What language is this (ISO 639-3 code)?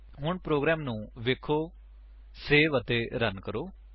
pan